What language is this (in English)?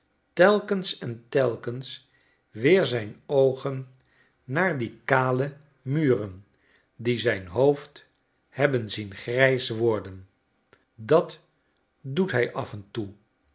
Dutch